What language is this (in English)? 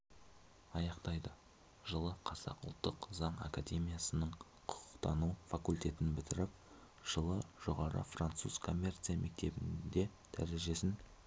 Kazakh